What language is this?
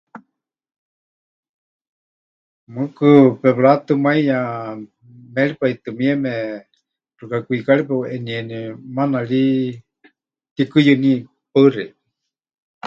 Huichol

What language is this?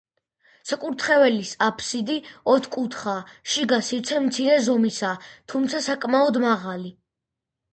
Georgian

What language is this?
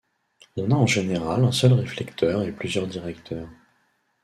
French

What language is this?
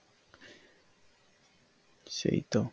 Bangla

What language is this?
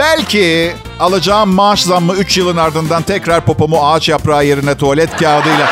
Turkish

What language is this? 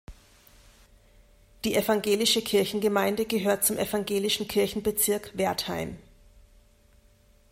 German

